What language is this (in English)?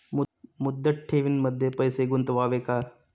Marathi